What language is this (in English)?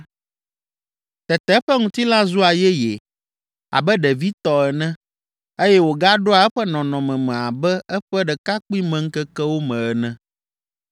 Ewe